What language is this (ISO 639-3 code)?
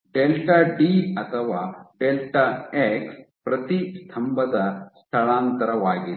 kan